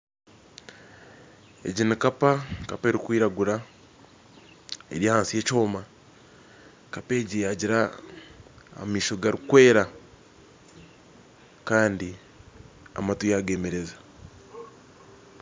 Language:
Nyankole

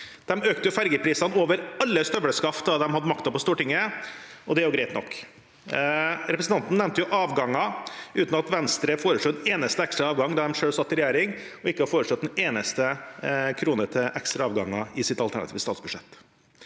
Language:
Norwegian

